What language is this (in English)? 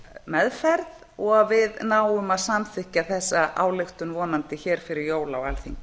Icelandic